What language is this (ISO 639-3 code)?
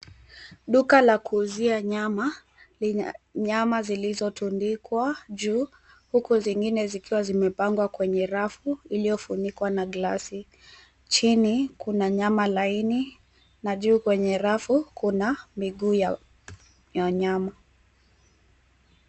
swa